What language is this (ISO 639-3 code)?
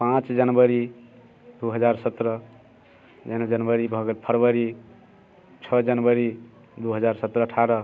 mai